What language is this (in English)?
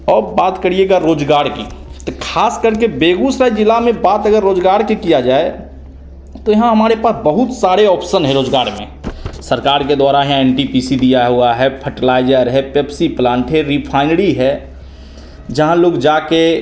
Hindi